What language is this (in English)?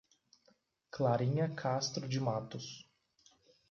Portuguese